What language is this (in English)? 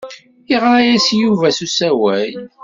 Kabyle